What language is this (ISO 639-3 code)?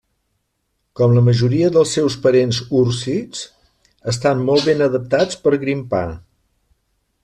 cat